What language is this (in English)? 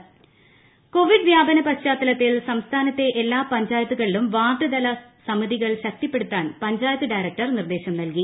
Malayalam